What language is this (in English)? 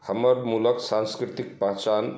Maithili